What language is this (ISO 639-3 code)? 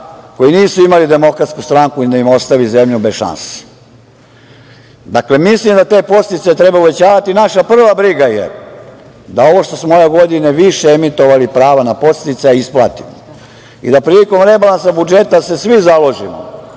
srp